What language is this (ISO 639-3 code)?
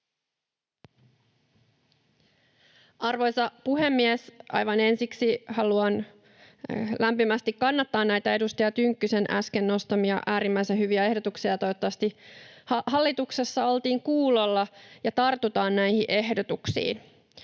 fin